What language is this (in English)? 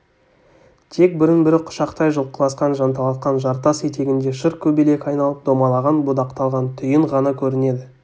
Kazakh